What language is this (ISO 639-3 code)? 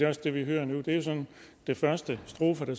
dan